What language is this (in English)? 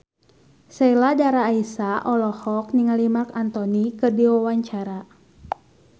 Sundanese